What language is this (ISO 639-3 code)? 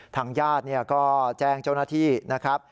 tha